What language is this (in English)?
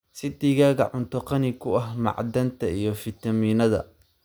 Somali